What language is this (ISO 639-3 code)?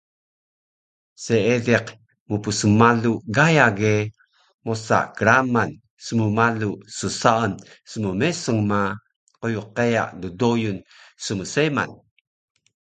trv